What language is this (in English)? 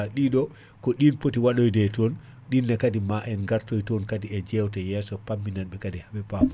Fula